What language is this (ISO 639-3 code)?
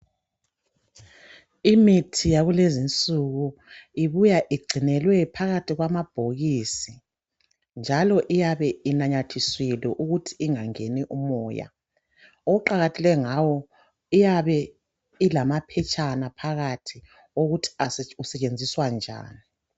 nde